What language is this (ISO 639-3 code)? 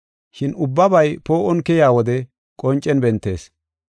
gof